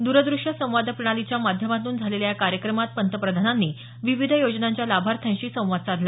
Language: Marathi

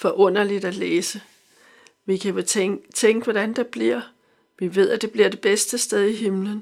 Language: Danish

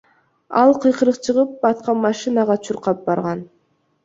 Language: Kyrgyz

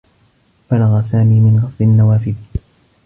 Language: Arabic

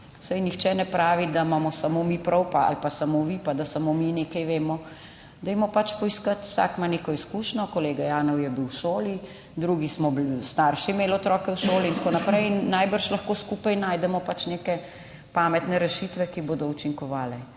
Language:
Slovenian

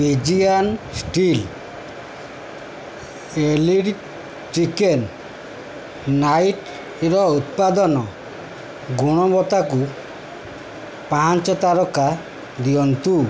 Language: Odia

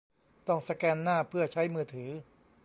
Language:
Thai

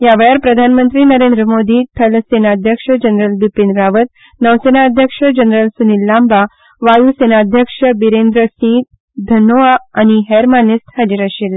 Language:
Konkani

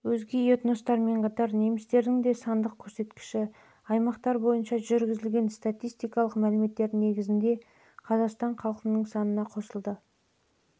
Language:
Kazakh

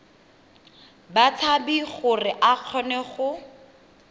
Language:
Tswana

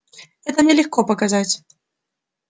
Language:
Russian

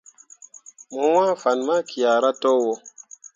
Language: Mundang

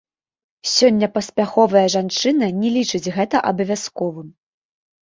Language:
Belarusian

